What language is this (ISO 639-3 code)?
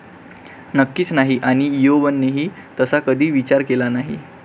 mar